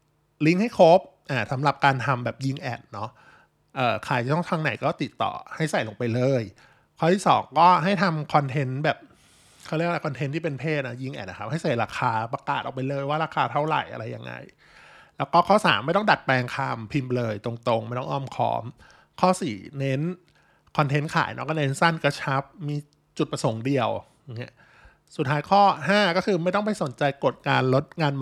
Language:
Thai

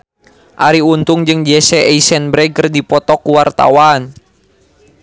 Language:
Sundanese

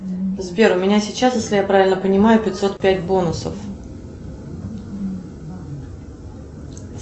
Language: Russian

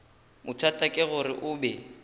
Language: Northern Sotho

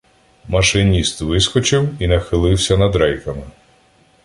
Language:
Ukrainian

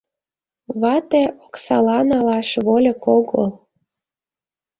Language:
Mari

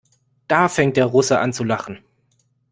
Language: German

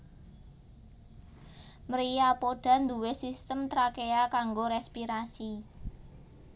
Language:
Javanese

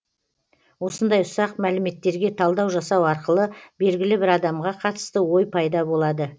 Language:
Kazakh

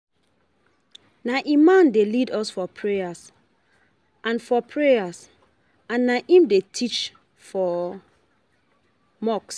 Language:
Nigerian Pidgin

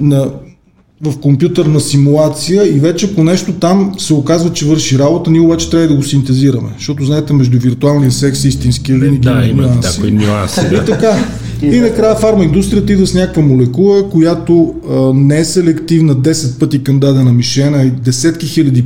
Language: Bulgarian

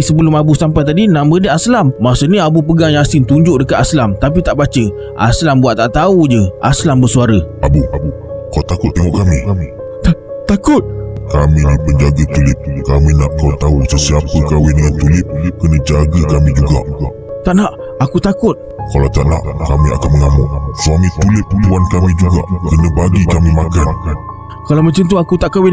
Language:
Malay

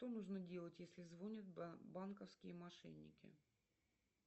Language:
Russian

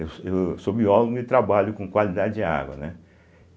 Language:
Portuguese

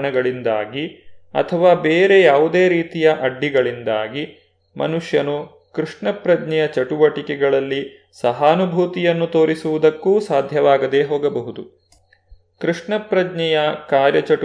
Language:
Kannada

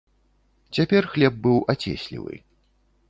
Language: Belarusian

